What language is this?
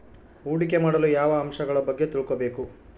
Kannada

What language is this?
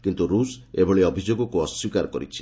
Odia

